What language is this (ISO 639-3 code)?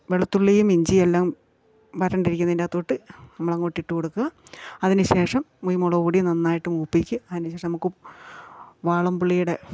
mal